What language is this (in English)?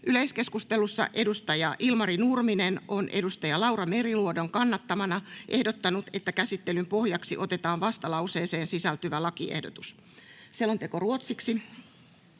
Finnish